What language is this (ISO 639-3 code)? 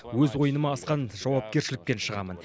kaz